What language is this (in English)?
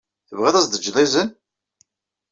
Kabyle